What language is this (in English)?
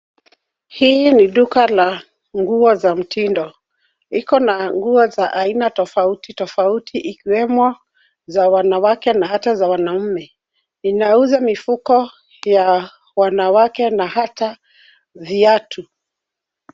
Swahili